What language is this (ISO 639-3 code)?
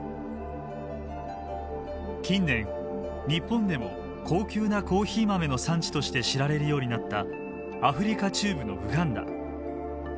jpn